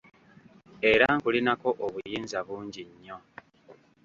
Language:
Ganda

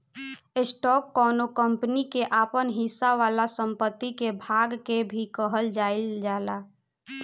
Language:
Bhojpuri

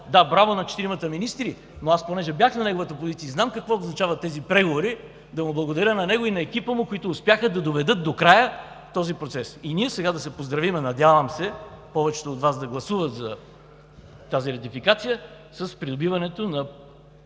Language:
Bulgarian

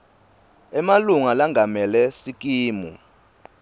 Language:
Swati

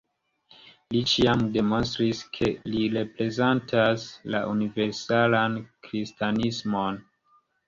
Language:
Esperanto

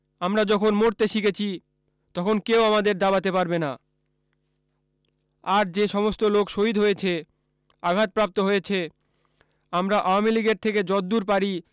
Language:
Bangla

